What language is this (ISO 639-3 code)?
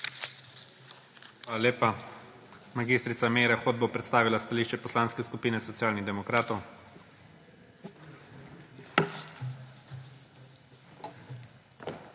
slv